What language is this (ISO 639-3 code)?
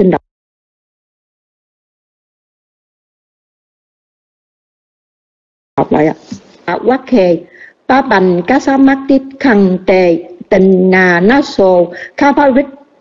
vie